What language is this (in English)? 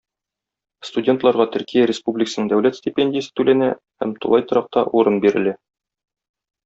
Tatar